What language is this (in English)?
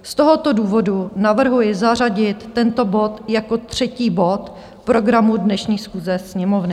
Czech